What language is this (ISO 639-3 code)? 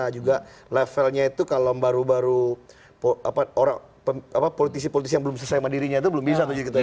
ind